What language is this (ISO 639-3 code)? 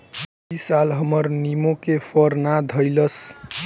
bho